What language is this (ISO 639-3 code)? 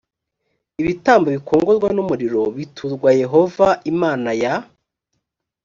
kin